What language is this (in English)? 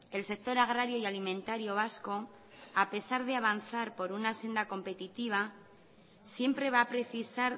Spanish